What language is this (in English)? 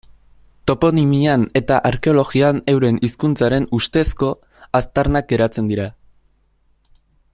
Basque